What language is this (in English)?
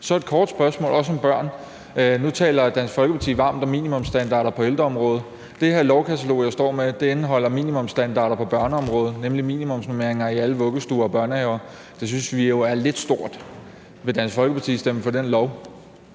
Danish